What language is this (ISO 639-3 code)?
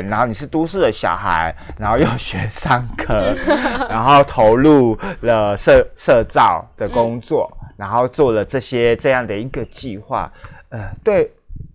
zho